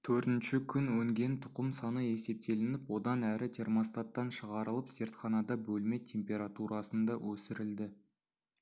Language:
Kazakh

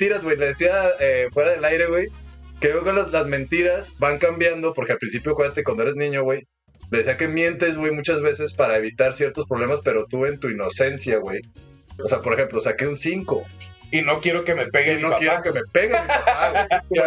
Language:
Spanish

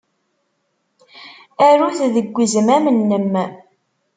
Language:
Kabyle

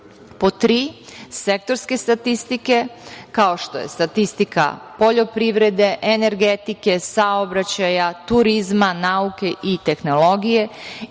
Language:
Serbian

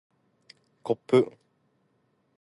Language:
Japanese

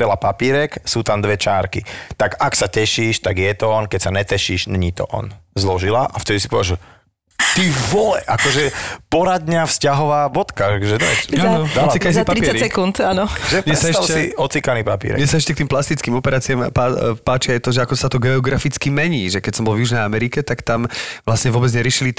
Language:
Slovak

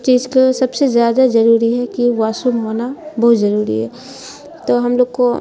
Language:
Urdu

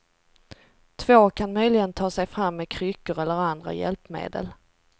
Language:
Swedish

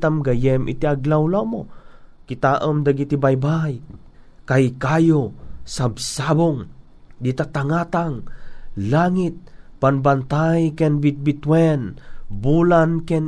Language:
Filipino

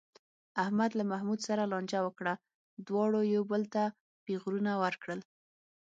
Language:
Pashto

